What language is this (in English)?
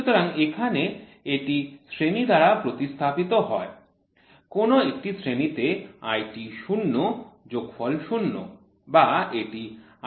Bangla